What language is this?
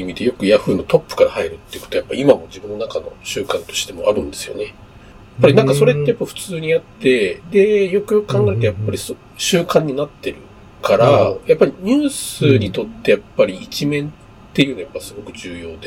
Japanese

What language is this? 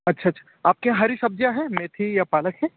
Hindi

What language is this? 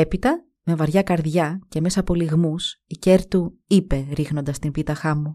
Greek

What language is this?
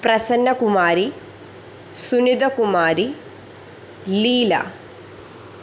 Malayalam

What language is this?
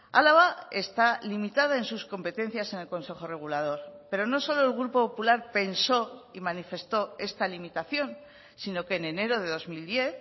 Spanish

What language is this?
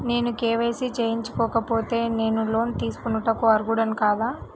Telugu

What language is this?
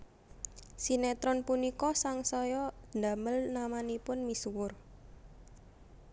Javanese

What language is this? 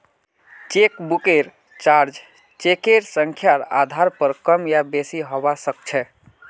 Magahi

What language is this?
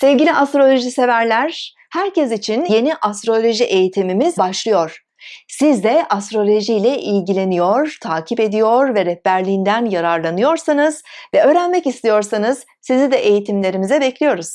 Turkish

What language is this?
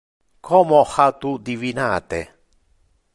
Interlingua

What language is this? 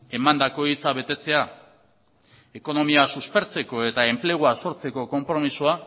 Basque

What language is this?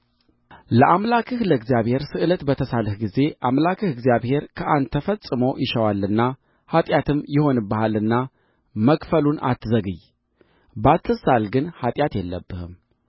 Amharic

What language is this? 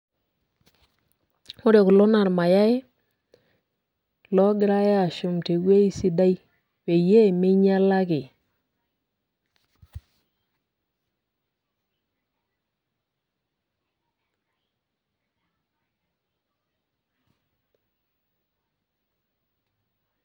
Masai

